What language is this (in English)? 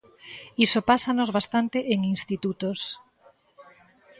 Galician